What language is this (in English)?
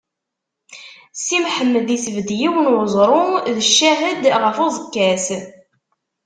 Kabyle